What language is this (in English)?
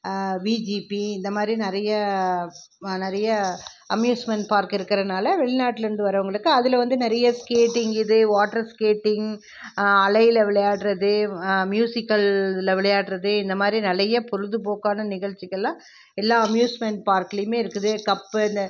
Tamil